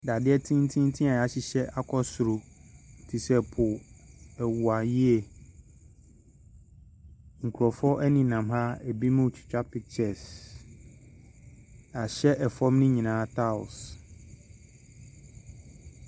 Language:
Akan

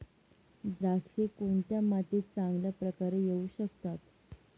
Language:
Marathi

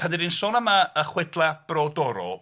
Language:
Welsh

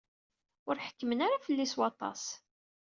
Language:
Kabyle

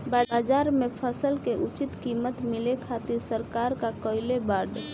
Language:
Bhojpuri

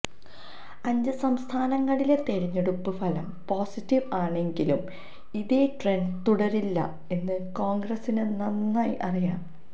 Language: Malayalam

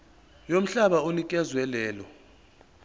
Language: Zulu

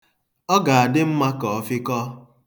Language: Igbo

